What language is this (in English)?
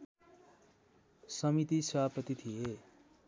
Nepali